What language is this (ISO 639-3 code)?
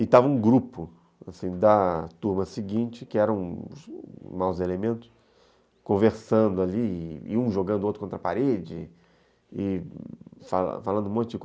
por